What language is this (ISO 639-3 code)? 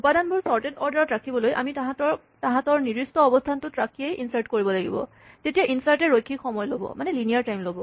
asm